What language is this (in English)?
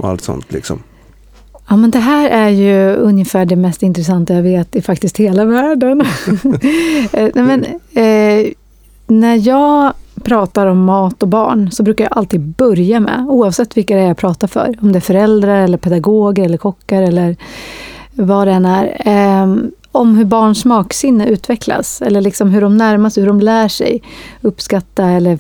Swedish